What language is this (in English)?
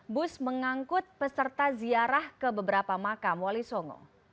Indonesian